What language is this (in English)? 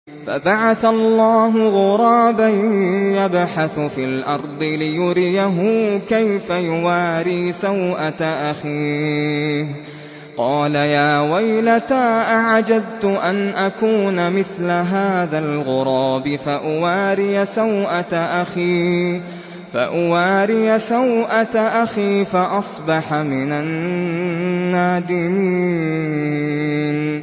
Arabic